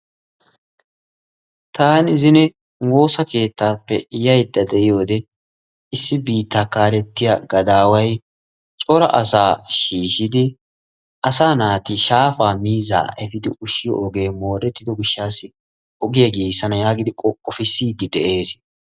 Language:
Wolaytta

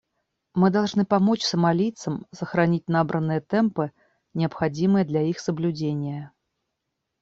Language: Russian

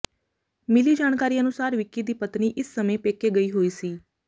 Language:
Punjabi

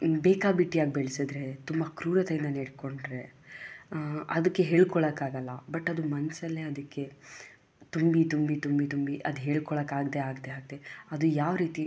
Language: Kannada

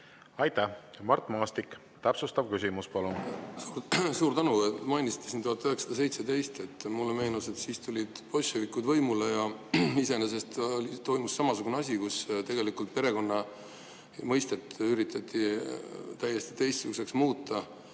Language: Estonian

